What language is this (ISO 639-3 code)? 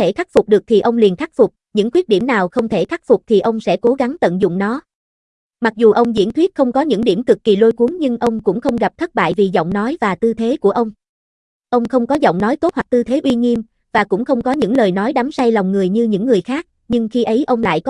vie